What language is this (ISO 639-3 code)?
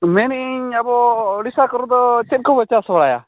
sat